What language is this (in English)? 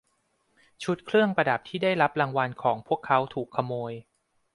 Thai